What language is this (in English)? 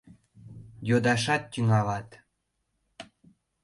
Mari